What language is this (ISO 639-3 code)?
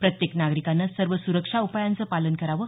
mar